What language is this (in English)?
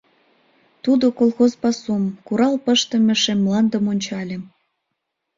Mari